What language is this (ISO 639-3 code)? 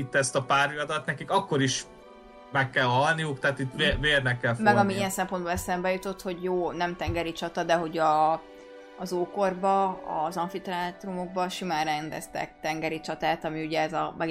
hun